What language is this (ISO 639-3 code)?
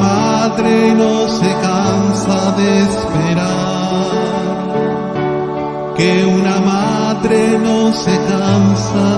ron